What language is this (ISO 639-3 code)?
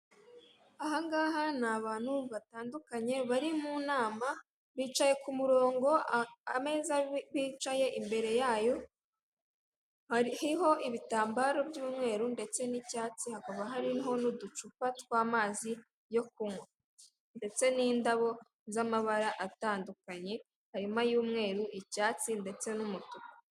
kin